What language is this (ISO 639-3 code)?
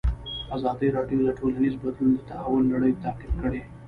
pus